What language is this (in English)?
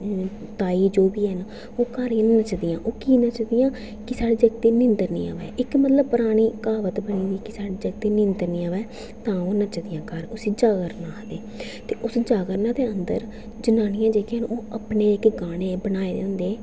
Dogri